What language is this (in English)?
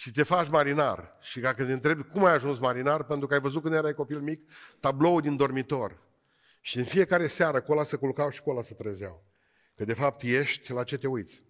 Romanian